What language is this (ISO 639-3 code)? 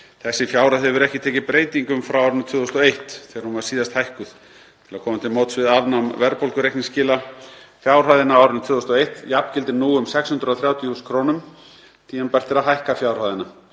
isl